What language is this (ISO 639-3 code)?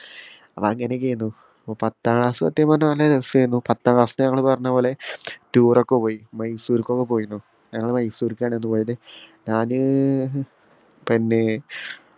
mal